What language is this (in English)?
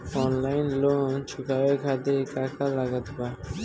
Bhojpuri